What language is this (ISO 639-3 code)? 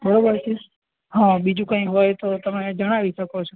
guj